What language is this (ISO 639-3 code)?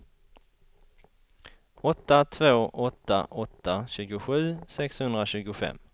swe